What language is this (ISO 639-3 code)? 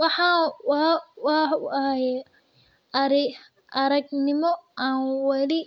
som